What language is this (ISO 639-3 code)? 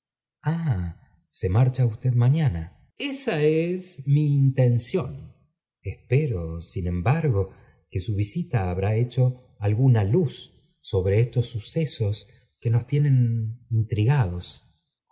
spa